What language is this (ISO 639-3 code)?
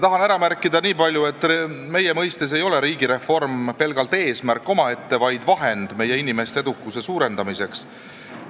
est